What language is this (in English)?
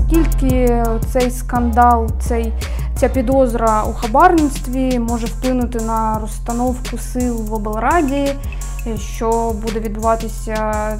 Ukrainian